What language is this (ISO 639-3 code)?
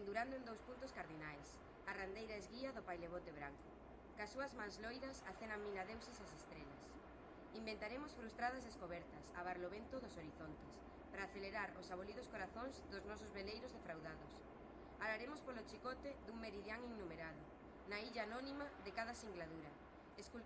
glg